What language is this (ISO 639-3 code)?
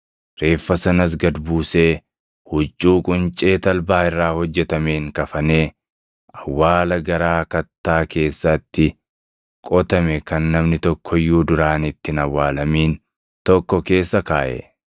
orm